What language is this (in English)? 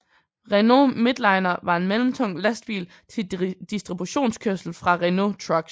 Danish